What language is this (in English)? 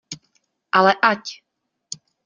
Czech